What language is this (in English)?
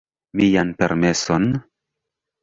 Esperanto